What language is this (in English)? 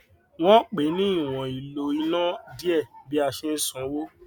Yoruba